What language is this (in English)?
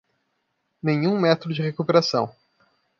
Portuguese